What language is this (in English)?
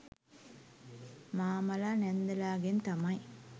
Sinhala